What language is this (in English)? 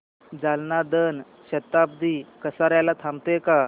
Marathi